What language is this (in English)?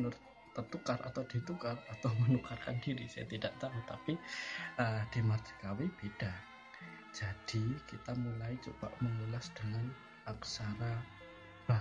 Indonesian